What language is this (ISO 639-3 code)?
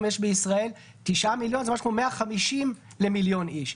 heb